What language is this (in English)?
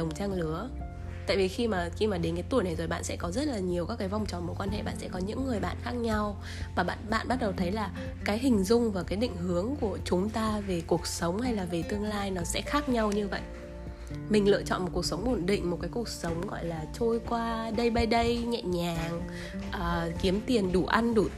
Vietnamese